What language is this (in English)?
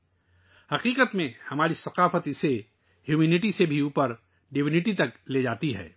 Urdu